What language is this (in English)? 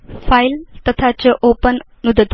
Sanskrit